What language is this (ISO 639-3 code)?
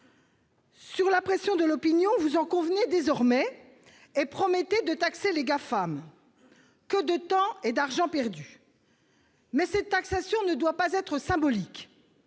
fra